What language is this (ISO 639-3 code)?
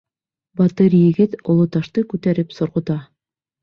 bak